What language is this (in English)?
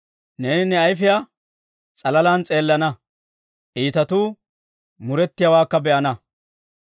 Dawro